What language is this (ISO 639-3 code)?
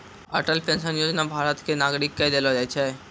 mai